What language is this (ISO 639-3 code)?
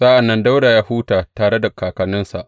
hau